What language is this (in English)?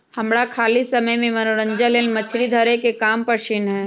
Magahi